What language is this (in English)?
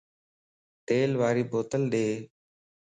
Lasi